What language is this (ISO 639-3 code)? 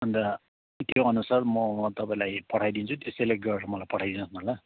nep